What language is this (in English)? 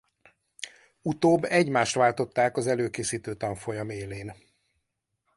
Hungarian